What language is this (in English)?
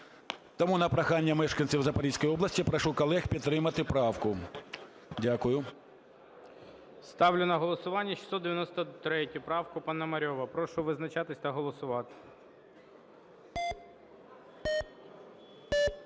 Ukrainian